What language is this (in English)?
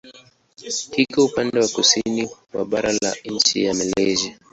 Swahili